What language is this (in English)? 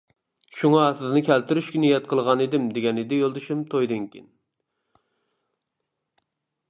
Uyghur